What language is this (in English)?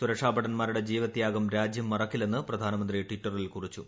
Malayalam